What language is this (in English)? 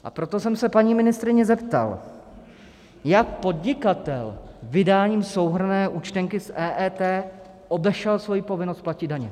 Czech